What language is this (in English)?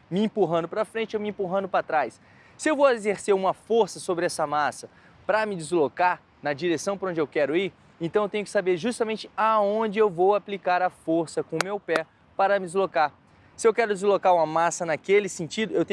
Portuguese